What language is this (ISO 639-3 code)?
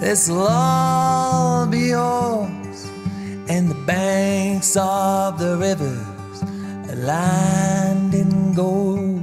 swe